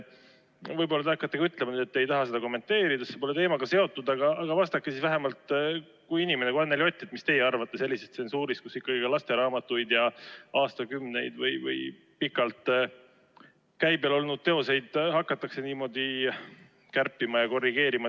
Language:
Estonian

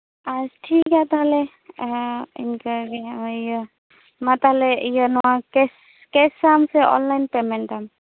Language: Santali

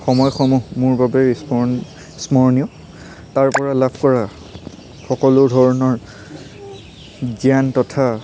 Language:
Assamese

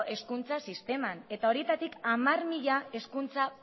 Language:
Basque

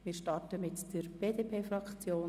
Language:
Swiss German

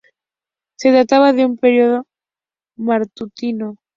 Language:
Spanish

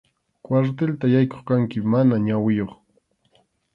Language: Arequipa-La Unión Quechua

